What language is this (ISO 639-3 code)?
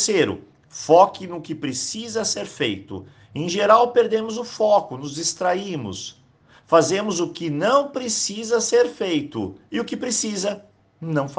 por